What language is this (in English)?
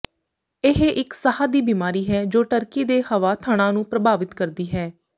Punjabi